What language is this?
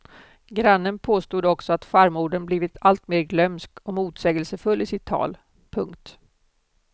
Swedish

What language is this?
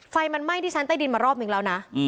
Thai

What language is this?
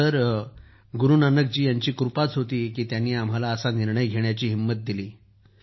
Marathi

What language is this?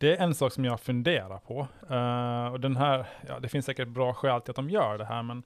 Swedish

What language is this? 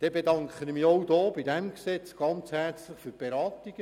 Swiss German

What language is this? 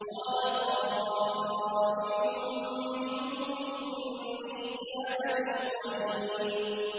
Arabic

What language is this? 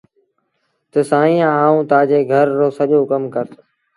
Sindhi Bhil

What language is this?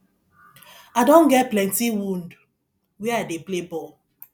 Nigerian Pidgin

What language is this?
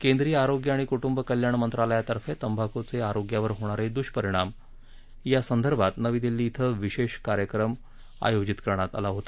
Marathi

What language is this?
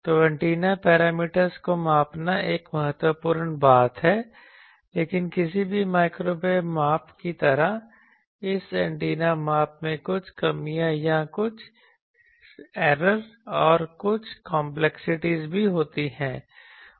Hindi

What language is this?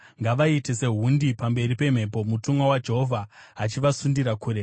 Shona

